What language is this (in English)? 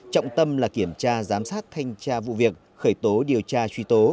Vietnamese